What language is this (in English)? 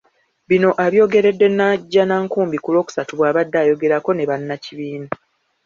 Ganda